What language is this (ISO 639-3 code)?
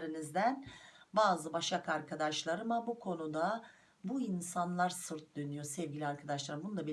tur